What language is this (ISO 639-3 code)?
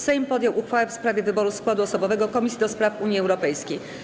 pol